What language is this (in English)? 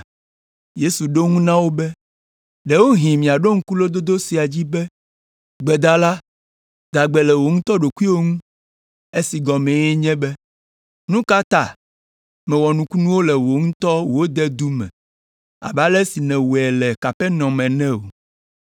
Ewe